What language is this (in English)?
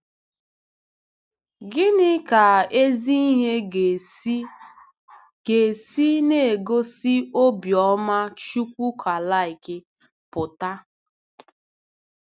Igbo